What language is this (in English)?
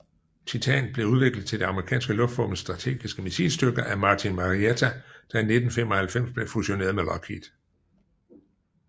Danish